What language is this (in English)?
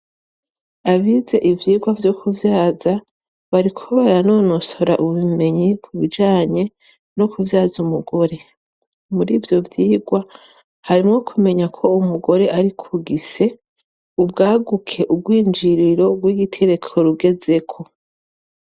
Rundi